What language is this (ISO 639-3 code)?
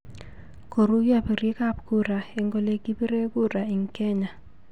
kln